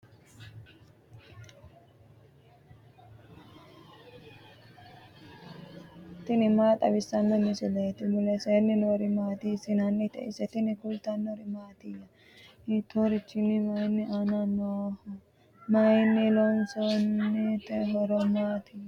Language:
Sidamo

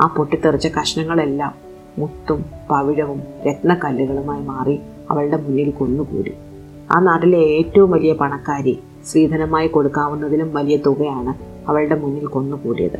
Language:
Malayalam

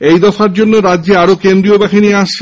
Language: Bangla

